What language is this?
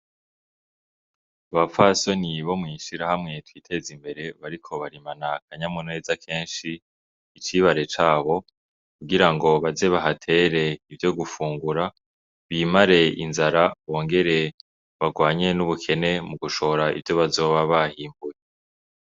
Rundi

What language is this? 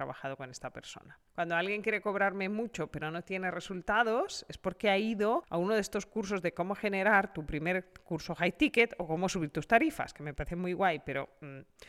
Spanish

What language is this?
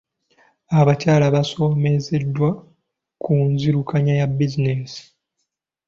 Ganda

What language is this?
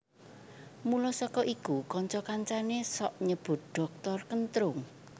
Javanese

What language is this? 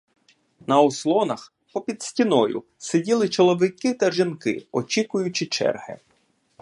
Ukrainian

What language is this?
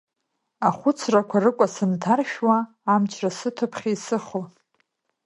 Abkhazian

